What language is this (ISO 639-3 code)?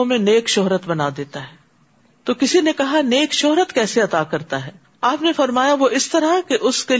urd